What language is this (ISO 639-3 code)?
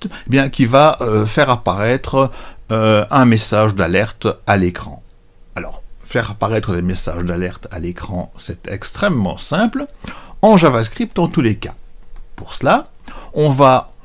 fra